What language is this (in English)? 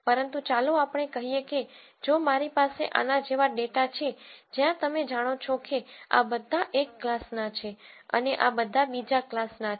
Gujarati